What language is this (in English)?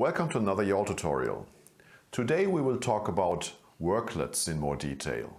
English